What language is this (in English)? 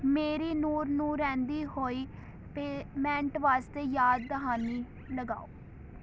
Punjabi